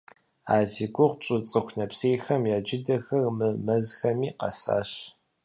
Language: Kabardian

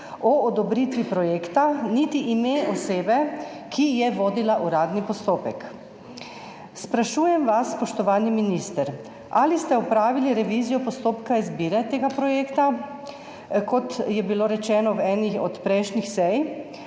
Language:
Slovenian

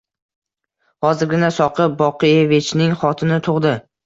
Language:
Uzbek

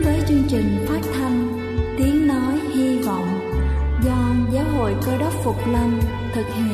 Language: Vietnamese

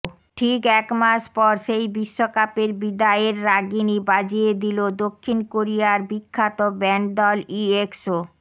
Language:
Bangla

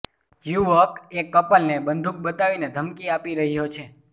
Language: Gujarati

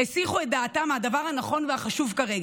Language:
Hebrew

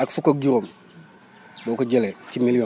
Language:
Wolof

